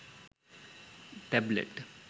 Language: Sinhala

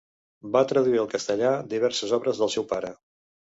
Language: Catalan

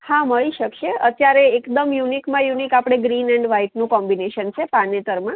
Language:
Gujarati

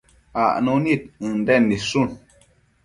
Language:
Matsés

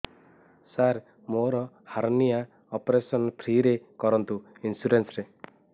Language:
Odia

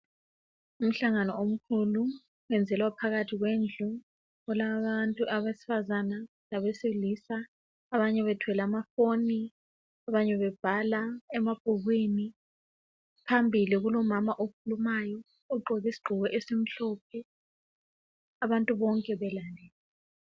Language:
North Ndebele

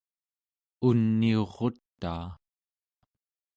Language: Central Yupik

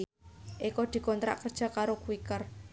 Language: Javanese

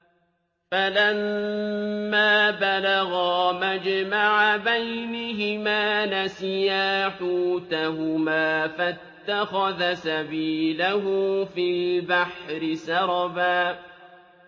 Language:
Arabic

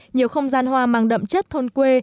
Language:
Vietnamese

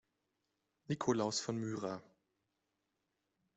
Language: German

